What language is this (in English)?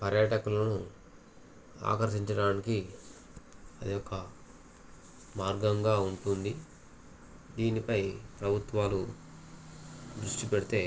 Telugu